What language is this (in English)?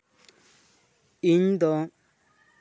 Santali